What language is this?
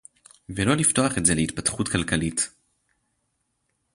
Hebrew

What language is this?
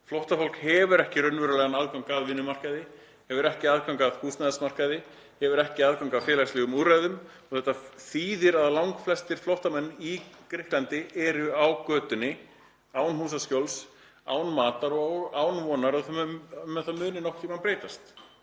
Icelandic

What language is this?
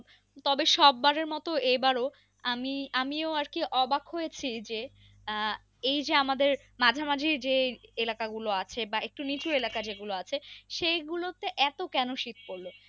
Bangla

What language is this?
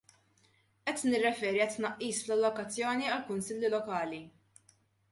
Maltese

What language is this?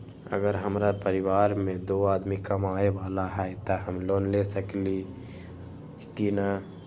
Magahi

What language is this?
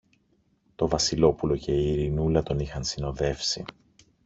Greek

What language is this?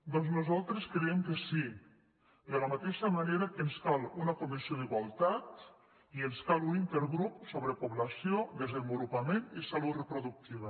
Catalan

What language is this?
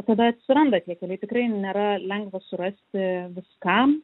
Lithuanian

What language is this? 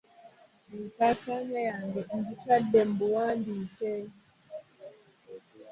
Ganda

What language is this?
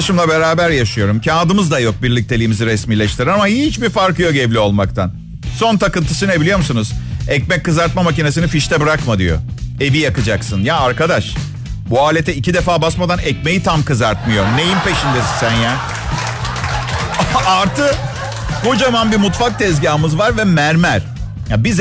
Turkish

